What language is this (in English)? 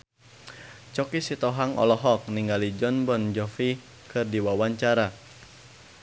Sundanese